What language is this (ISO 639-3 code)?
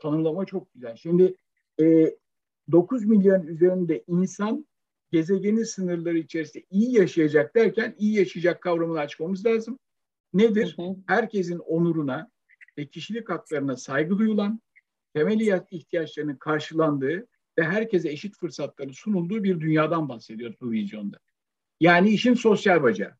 tur